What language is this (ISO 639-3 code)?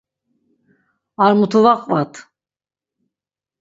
lzz